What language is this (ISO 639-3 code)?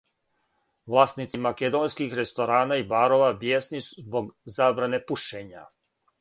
srp